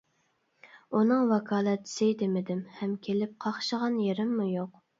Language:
Uyghur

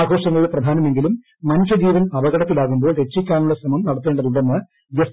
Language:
Malayalam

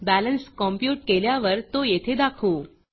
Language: Marathi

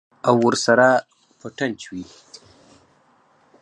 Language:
Pashto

